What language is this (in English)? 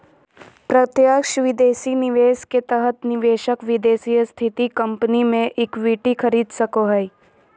Magahi